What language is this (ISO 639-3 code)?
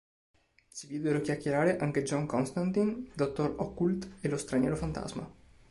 ita